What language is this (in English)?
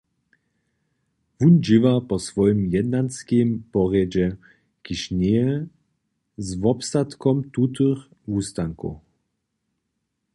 Upper Sorbian